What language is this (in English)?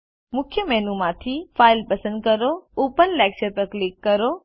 Gujarati